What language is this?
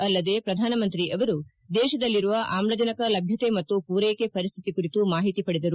Kannada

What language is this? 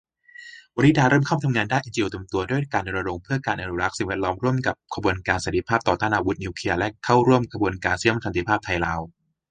Thai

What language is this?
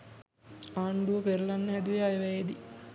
Sinhala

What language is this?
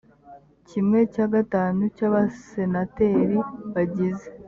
Kinyarwanda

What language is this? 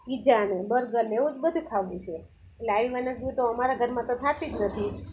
Gujarati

